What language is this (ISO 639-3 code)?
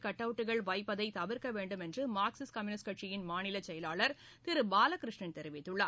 tam